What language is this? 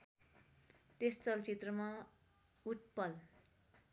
Nepali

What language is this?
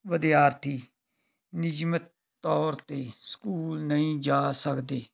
Punjabi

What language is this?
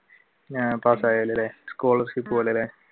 Malayalam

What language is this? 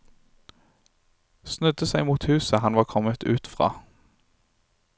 Norwegian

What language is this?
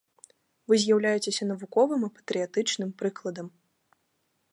Belarusian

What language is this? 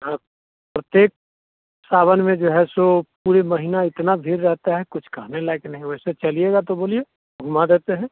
Hindi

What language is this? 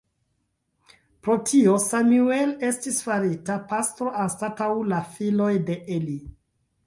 Esperanto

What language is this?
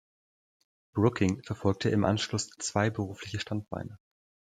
German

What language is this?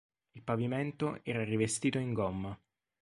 Italian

